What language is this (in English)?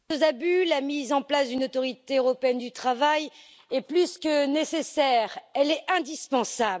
French